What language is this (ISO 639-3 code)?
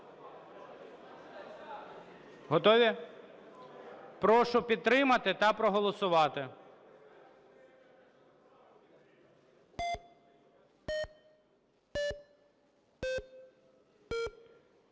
ukr